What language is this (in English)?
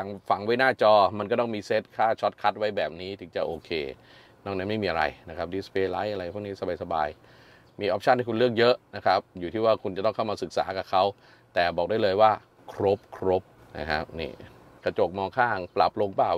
Thai